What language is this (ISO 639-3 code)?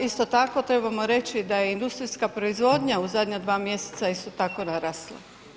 hrv